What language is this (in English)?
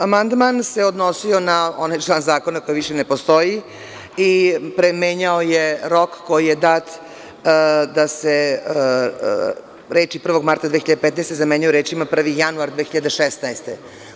Serbian